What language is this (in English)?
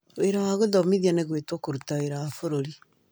Kikuyu